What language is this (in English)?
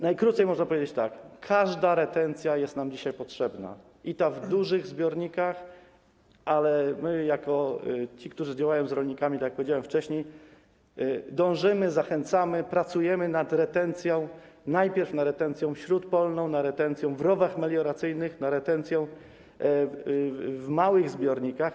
Polish